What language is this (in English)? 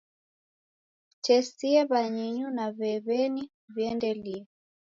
Taita